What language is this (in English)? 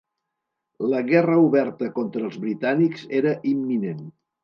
Catalan